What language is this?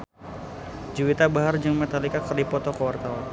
Sundanese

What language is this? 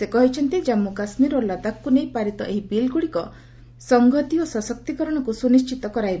Odia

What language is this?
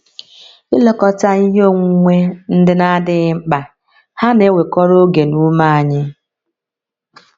Igbo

